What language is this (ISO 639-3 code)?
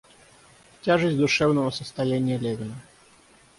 rus